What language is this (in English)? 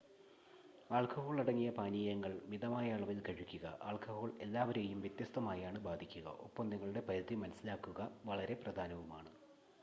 Malayalam